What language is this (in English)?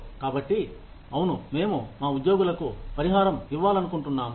Telugu